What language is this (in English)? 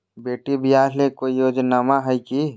Magahi